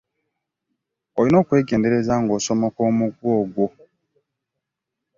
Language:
Ganda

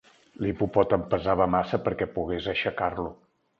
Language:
Catalan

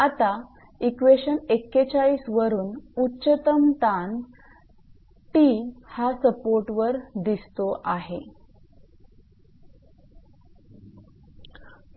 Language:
Marathi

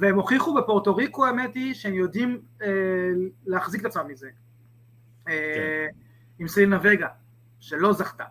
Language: Hebrew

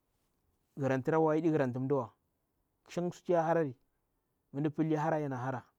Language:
Bura-Pabir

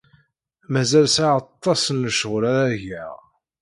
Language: Kabyle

